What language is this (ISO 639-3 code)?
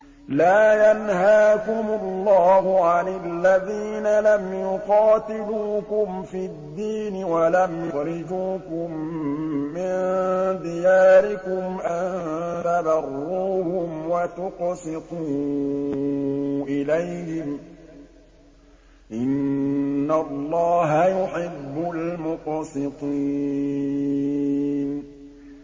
ara